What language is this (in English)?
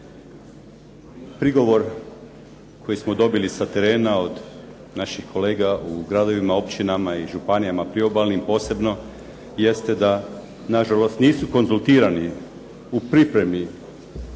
Croatian